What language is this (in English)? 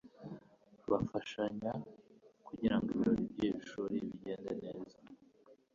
Kinyarwanda